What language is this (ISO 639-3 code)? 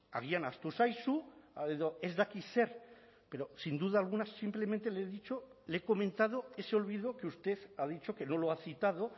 spa